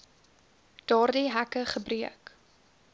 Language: Afrikaans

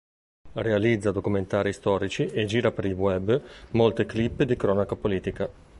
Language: Italian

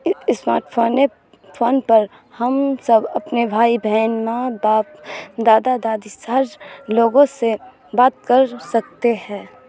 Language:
Urdu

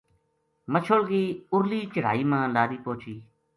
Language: Gujari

